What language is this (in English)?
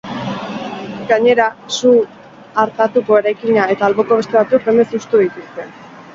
Basque